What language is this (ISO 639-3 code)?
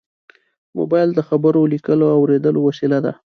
pus